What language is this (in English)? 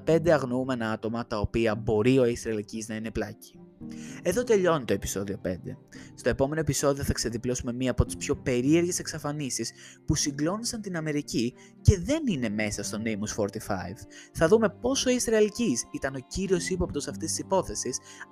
Greek